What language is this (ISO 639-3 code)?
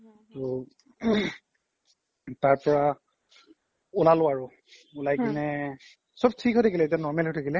asm